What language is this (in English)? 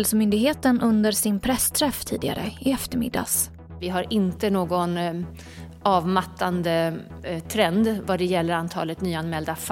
Swedish